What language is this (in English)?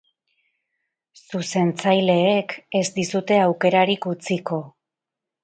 Basque